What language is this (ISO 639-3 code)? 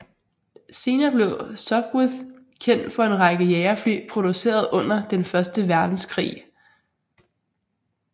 dan